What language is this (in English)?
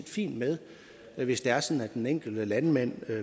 Danish